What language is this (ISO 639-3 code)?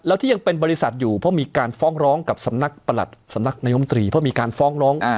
tha